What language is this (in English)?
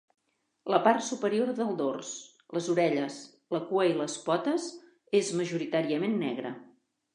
Catalan